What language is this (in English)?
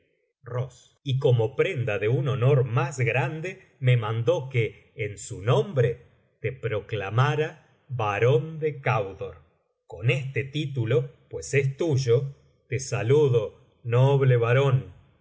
Spanish